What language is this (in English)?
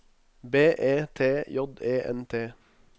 Norwegian